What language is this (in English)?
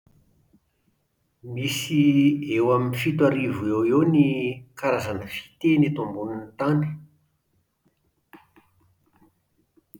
Malagasy